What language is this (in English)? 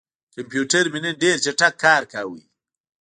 Pashto